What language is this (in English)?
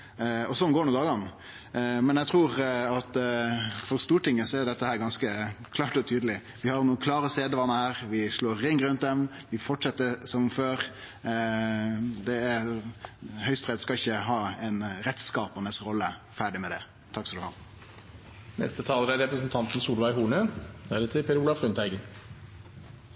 Norwegian